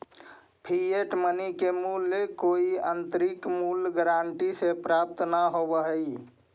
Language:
Magahi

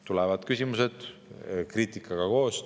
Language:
Estonian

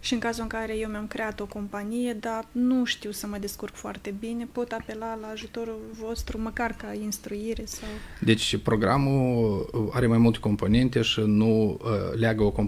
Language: Romanian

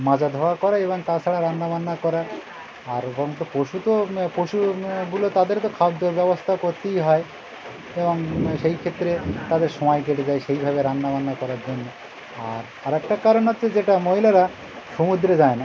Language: Bangla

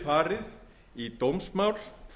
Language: Icelandic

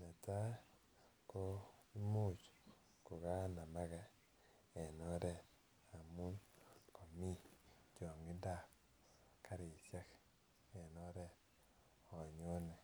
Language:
Kalenjin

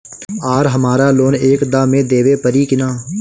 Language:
Bhojpuri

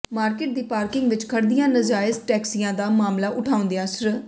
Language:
Punjabi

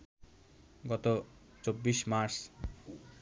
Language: Bangla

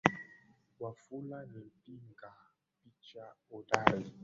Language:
Swahili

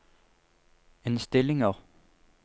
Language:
Norwegian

